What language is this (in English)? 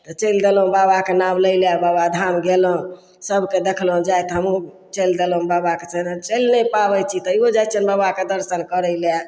Maithili